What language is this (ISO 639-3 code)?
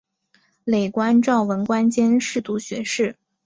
zho